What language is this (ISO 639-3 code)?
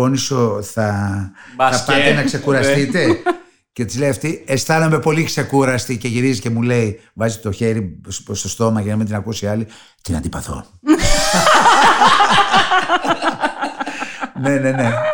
ell